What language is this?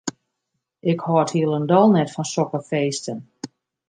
Western Frisian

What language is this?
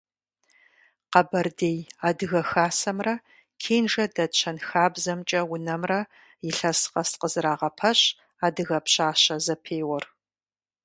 Kabardian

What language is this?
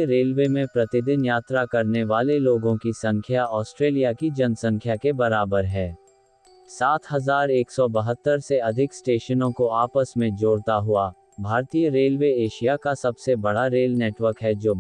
Hindi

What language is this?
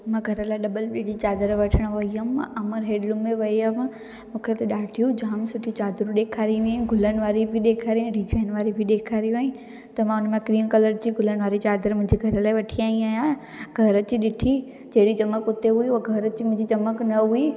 Sindhi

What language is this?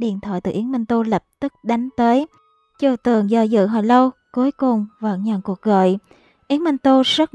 Vietnamese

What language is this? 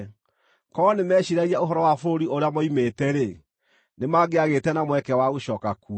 Kikuyu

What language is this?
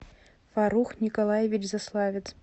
Russian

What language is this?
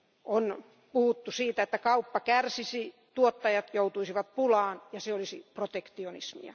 Finnish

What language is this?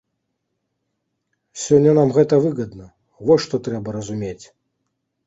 Belarusian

